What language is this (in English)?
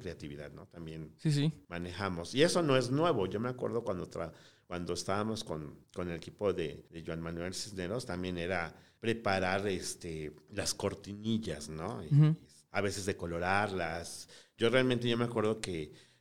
Spanish